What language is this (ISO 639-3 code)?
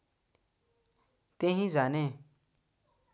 nep